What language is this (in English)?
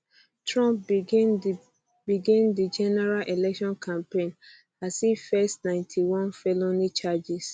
Nigerian Pidgin